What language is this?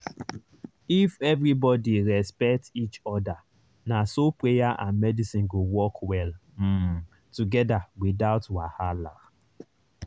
Nigerian Pidgin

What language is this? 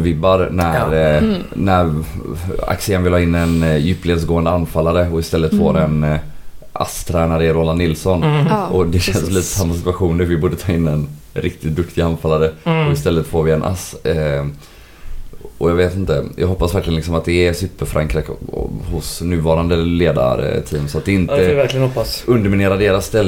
Swedish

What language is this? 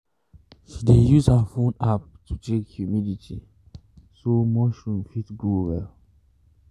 Nigerian Pidgin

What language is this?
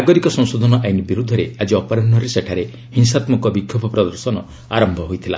Odia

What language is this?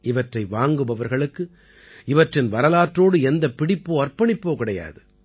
Tamil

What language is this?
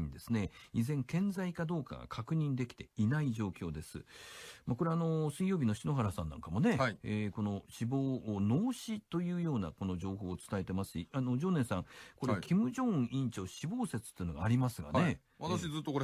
Japanese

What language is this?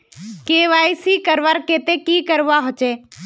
Magahi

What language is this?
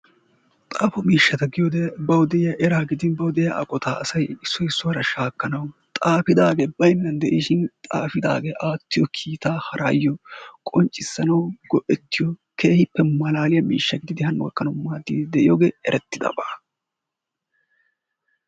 Wolaytta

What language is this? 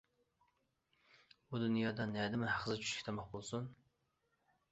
Uyghur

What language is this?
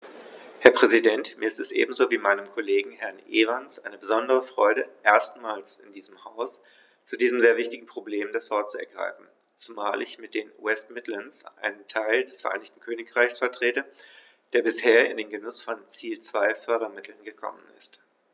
German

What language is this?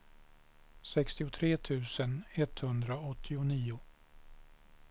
Swedish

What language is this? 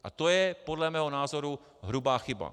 Czech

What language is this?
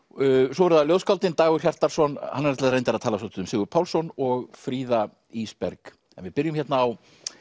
Icelandic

